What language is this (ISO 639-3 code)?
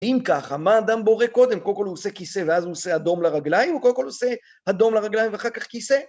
heb